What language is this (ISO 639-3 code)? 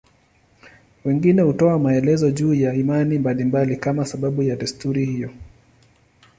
swa